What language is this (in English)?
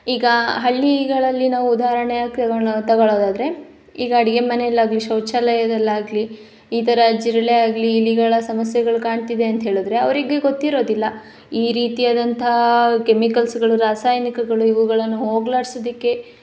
Kannada